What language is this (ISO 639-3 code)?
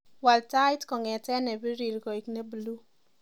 kln